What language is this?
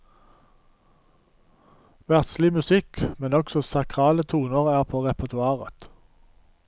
Norwegian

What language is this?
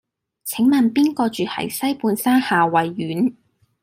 Cantonese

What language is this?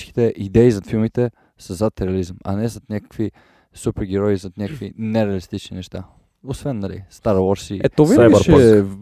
Bulgarian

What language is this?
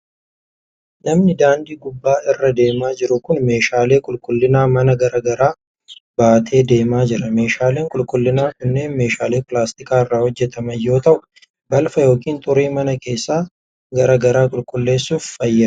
Oromo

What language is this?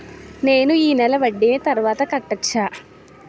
Telugu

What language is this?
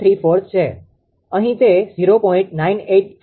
Gujarati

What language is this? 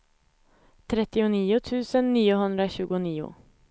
Swedish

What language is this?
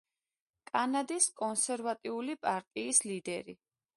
Georgian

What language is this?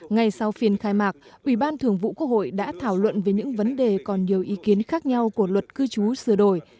Vietnamese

